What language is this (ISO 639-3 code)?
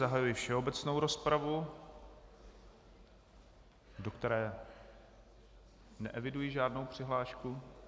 ces